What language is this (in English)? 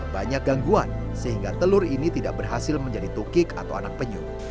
Indonesian